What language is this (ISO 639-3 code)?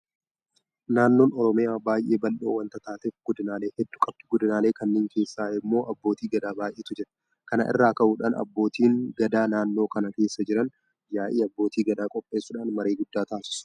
orm